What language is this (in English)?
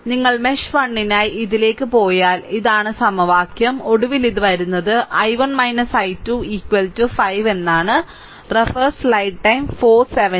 Malayalam